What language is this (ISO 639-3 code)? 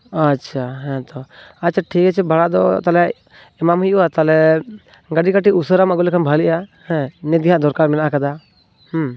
sat